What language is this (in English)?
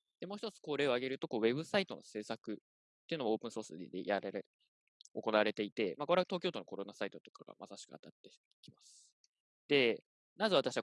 Japanese